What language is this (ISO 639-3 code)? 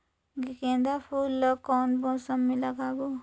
hne